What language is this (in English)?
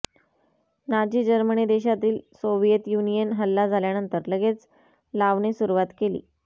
Marathi